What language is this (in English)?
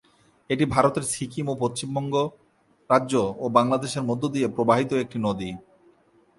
Bangla